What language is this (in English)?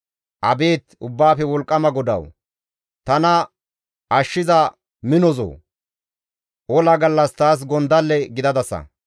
Gamo